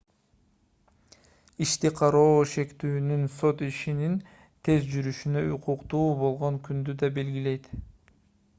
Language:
Kyrgyz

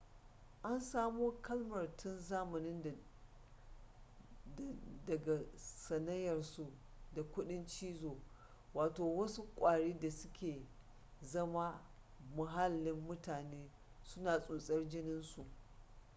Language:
Hausa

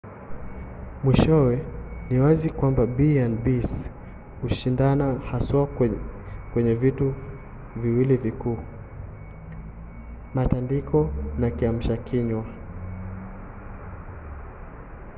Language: Swahili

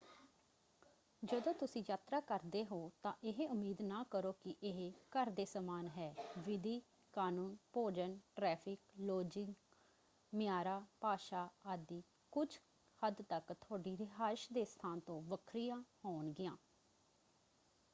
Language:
Punjabi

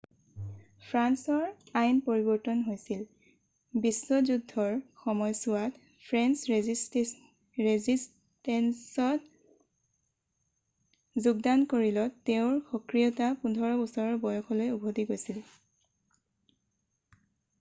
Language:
Assamese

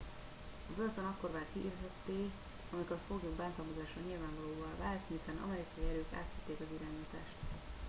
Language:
Hungarian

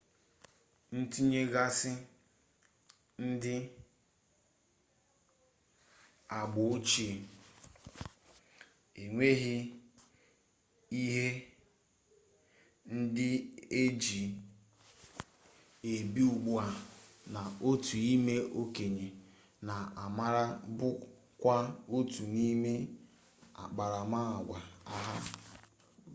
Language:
Igbo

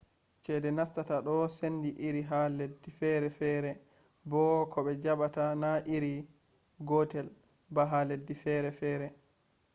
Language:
Fula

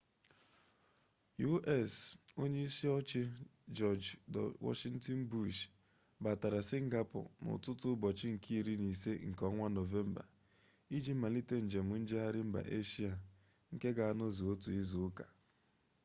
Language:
Igbo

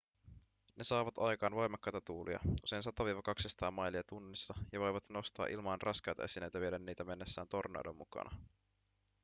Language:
Finnish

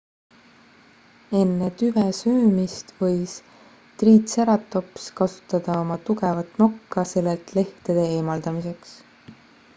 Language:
Estonian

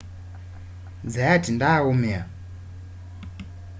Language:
Kamba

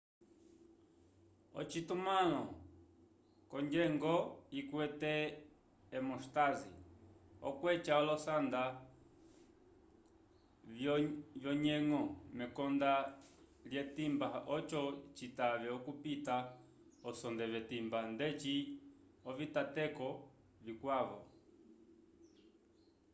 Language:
Umbundu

